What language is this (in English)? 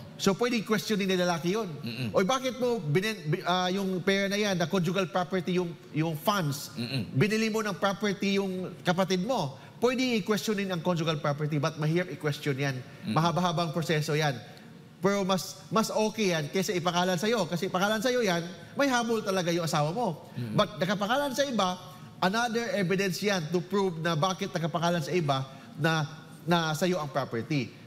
Filipino